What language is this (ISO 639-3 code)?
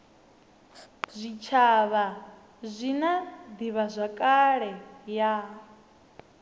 ven